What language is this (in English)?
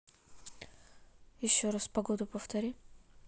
Russian